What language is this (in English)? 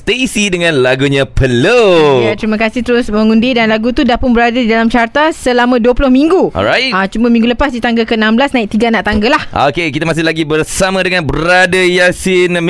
Malay